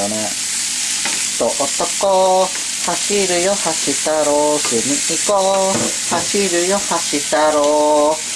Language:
Japanese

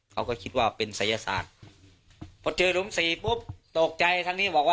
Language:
Thai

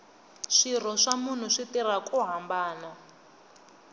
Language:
Tsonga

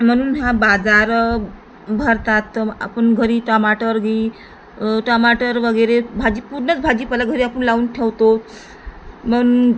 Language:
Marathi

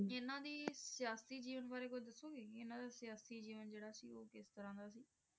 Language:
Punjabi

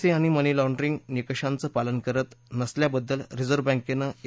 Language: Marathi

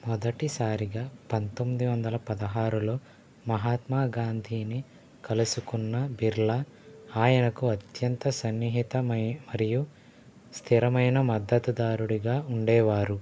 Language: Telugu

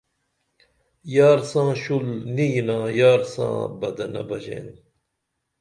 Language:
Dameli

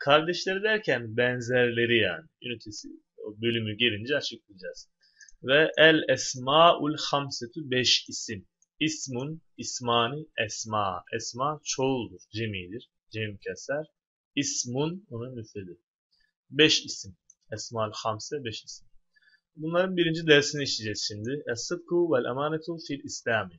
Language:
Turkish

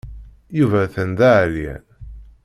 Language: Kabyle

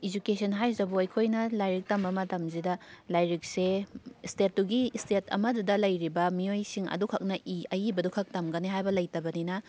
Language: Manipuri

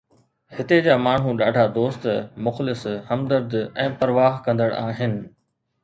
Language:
Sindhi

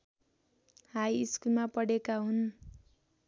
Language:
Nepali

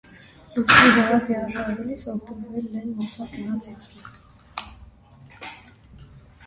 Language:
Armenian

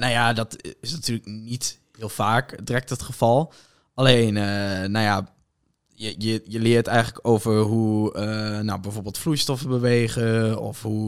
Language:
Dutch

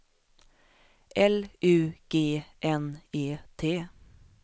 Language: Swedish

